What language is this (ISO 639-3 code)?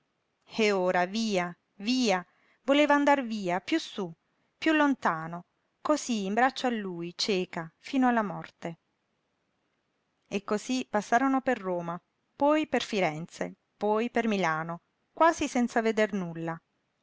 ita